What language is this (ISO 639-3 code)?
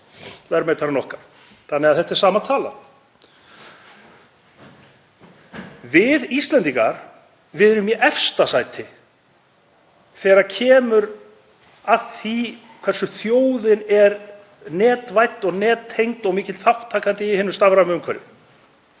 isl